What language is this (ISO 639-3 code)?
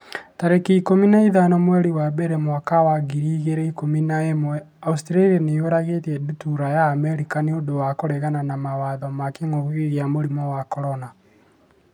kik